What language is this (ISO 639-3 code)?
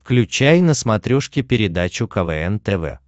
rus